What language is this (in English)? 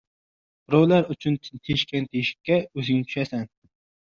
Uzbek